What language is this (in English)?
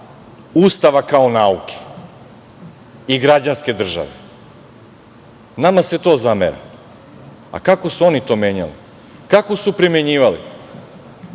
Serbian